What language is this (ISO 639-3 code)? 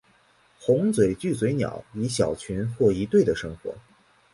zho